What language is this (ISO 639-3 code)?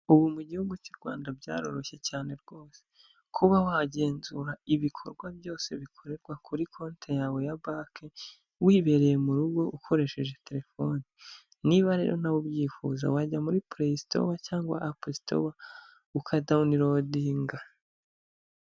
kin